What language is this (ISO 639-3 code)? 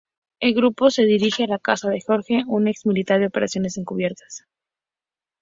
spa